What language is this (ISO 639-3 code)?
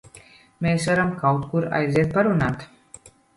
lav